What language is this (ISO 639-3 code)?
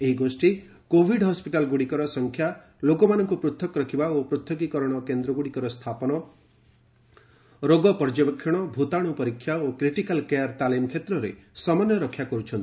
ori